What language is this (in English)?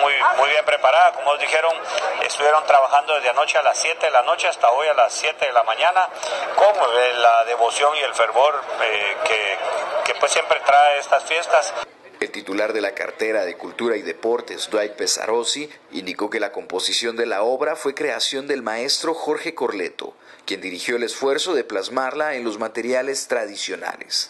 Spanish